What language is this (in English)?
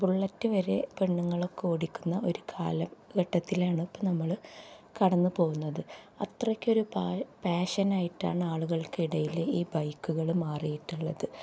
Malayalam